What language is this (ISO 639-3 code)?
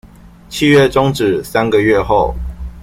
zho